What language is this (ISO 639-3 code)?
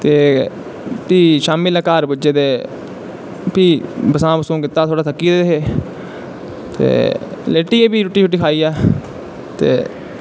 doi